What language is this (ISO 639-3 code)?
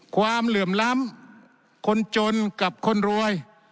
tha